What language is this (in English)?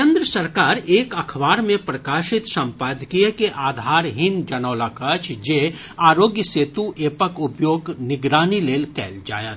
Maithili